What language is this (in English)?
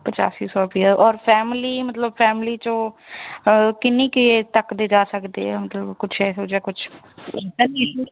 Punjabi